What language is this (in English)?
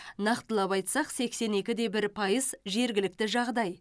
Kazakh